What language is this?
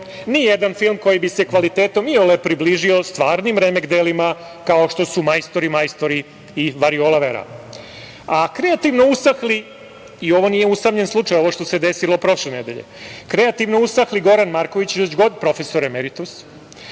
Serbian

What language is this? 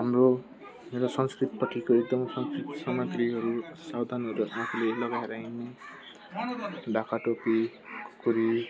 Nepali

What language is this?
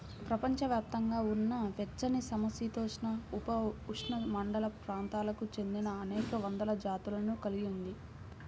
Telugu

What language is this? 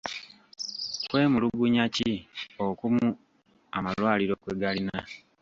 Ganda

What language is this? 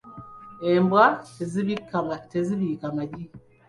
Ganda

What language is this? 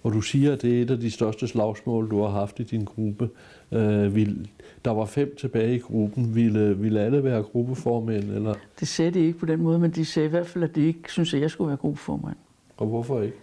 Danish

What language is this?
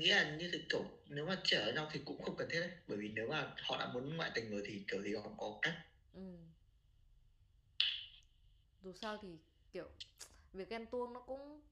Vietnamese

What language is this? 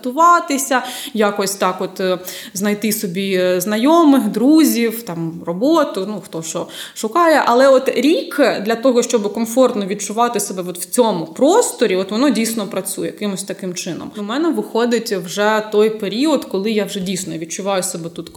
Ukrainian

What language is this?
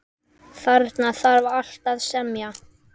Icelandic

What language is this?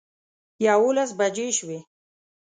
Pashto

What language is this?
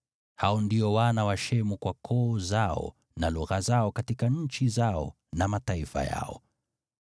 Swahili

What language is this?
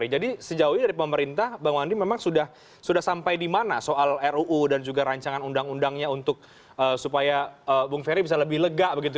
Indonesian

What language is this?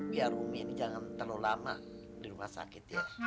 Indonesian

